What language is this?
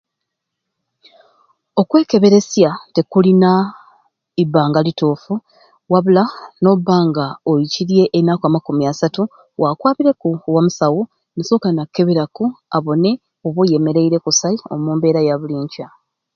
Ruuli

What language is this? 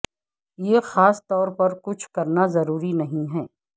Urdu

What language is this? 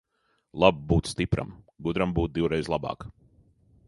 Latvian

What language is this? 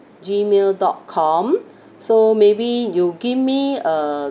English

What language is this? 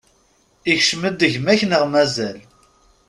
Kabyle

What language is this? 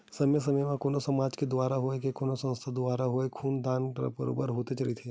Chhattisgarhi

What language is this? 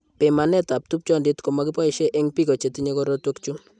Kalenjin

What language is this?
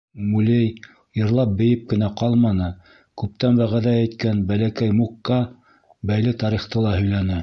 Bashkir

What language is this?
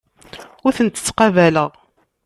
Kabyle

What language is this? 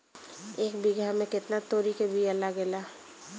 Bhojpuri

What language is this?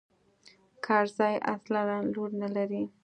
Pashto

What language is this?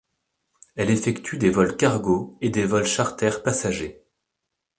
French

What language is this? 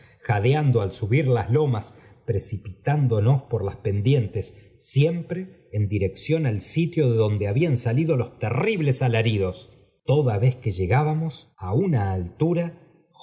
Spanish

